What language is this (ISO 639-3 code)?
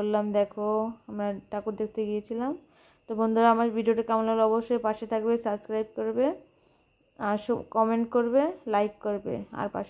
hin